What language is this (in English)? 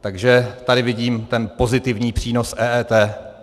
Czech